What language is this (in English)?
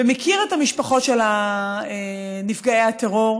Hebrew